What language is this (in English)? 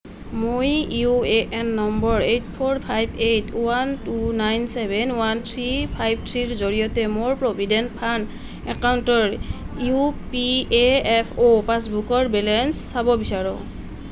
Assamese